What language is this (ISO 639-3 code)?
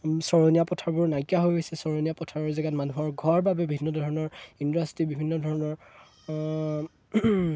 asm